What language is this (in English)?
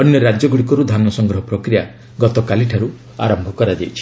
Odia